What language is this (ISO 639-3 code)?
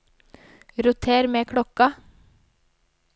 nor